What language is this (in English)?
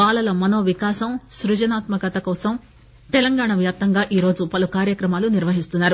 Telugu